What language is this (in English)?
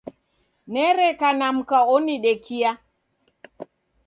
Taita